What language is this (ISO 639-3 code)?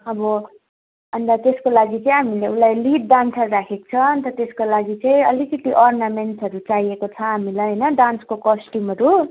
nep